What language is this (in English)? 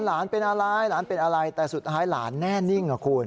Thai